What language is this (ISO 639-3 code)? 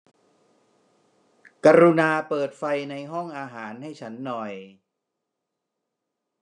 tha